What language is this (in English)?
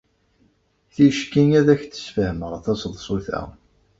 Kabyle